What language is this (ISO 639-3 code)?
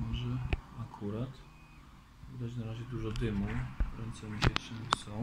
pol